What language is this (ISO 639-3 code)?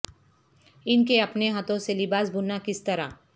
urd